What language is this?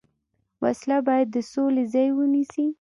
Pashto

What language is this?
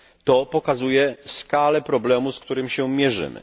Polish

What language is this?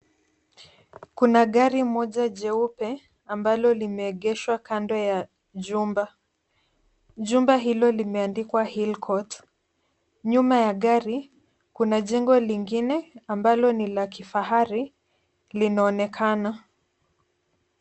Swahili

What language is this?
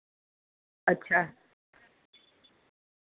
Dogri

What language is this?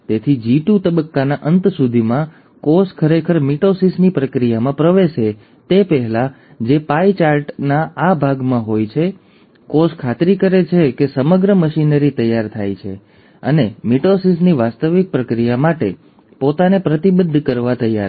Gujarati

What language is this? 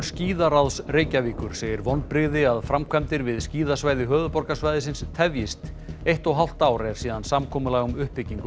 Icelandic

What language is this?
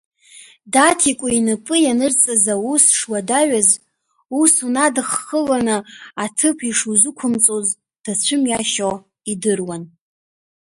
Abkhazian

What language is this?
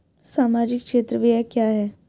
Hindi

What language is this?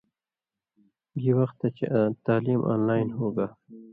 Indus Kohistani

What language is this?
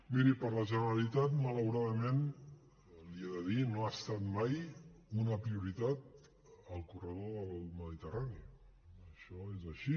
Catalan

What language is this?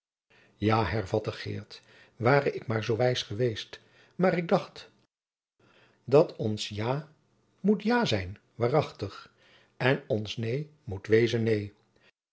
Dutch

